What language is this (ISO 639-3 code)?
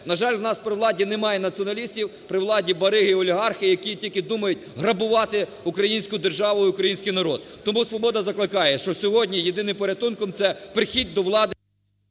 ukr